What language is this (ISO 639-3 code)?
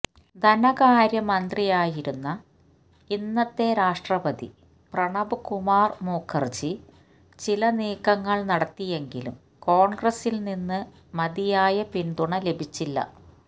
mal